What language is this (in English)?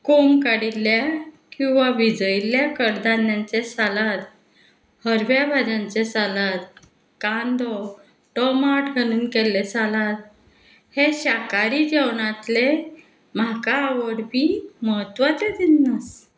Konkani